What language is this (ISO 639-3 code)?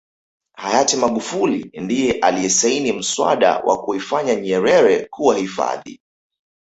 swa